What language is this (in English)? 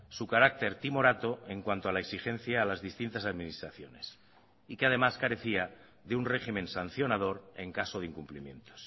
Spanish